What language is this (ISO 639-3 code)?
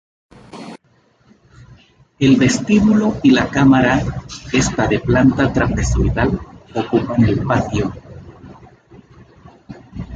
spa